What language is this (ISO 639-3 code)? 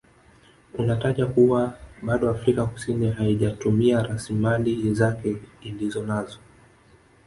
swa